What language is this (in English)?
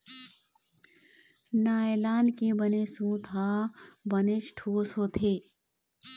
Chhattisgarhi